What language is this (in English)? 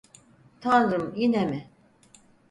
Turkish